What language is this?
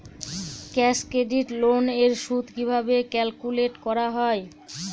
Bangla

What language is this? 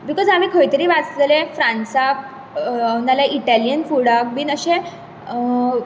Konkani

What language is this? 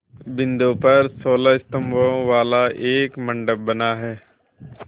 Hindi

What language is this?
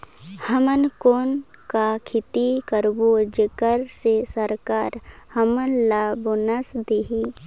Chhattisgarhi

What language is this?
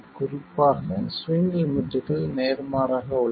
Tamil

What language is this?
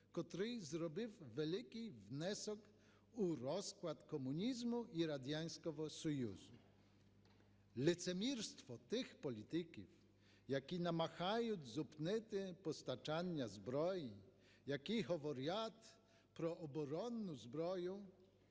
Ukrainian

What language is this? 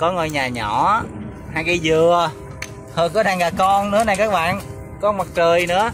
Vietnamese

